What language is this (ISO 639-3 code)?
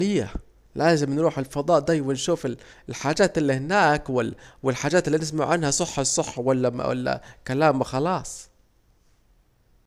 aec